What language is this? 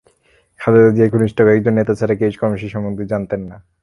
Bangla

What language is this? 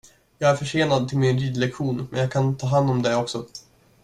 Swedish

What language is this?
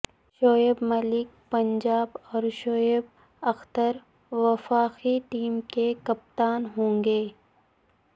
Urdu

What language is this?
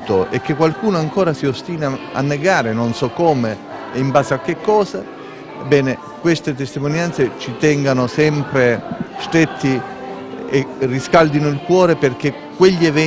Italian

